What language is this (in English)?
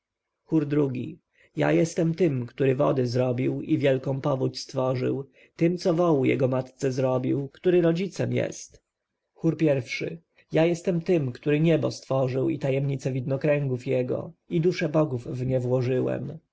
Polish